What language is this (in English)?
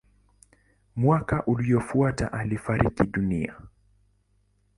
Swahili